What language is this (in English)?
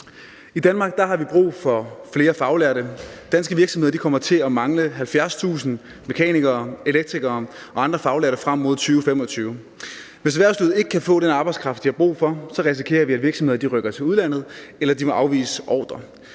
Danish